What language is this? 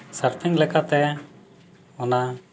Santali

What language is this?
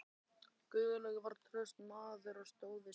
Icelandic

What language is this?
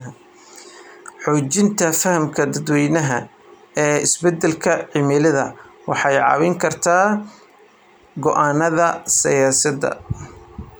Somali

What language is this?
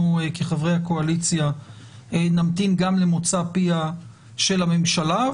Hebrew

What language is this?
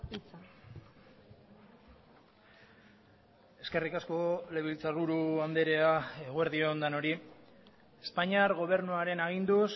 Basque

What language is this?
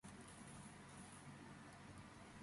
Georgian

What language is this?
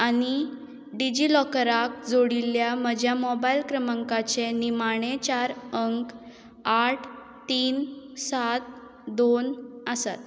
Konkani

